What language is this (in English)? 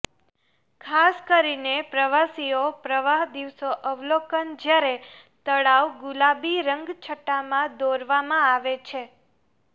Gujarati